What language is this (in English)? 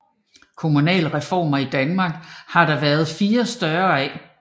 Danish